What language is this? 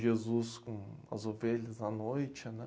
Portuguese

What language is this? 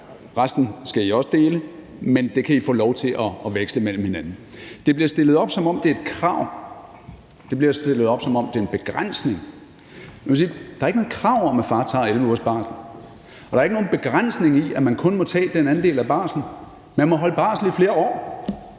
Danish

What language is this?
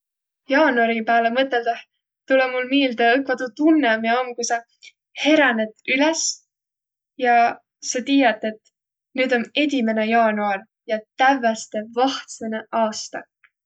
Võro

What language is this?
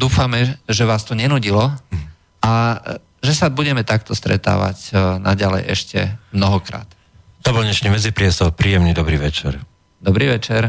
Slovak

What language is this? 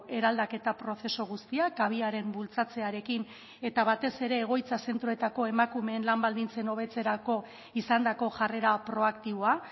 Basque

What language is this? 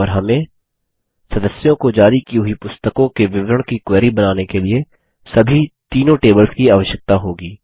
Hindi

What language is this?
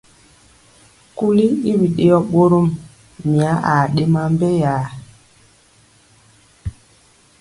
Mpiemo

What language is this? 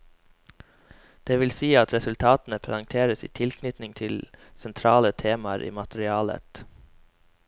Norwegian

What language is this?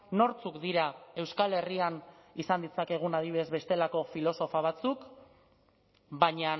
Basque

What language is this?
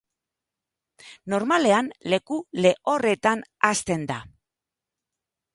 Basque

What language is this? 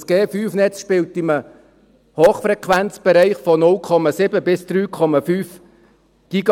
Swiss German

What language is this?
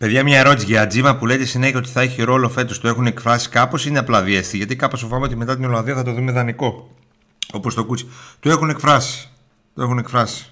Greek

